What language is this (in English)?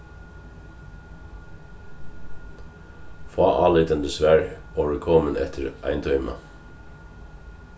Faroese